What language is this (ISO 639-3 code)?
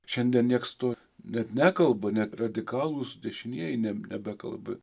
lit